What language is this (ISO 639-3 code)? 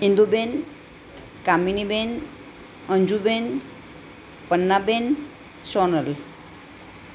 guj